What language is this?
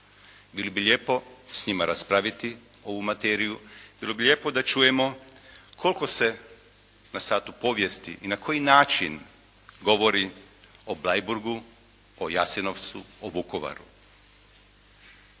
Croatian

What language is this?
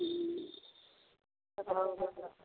Maithili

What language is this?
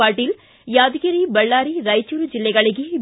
Kannada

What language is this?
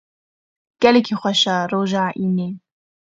Kurdish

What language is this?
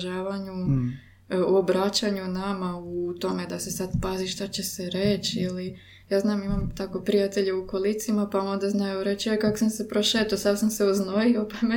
Croatian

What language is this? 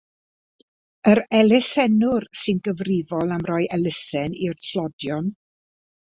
Welsh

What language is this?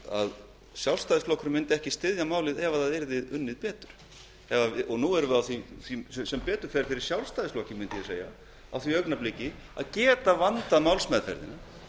Icelandic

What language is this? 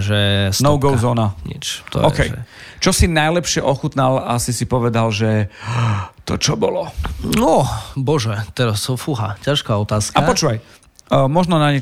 Slovak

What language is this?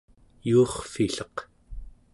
Central Yupik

